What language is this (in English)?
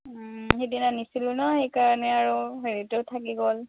Assamese